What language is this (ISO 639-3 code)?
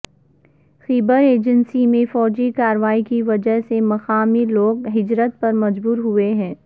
urd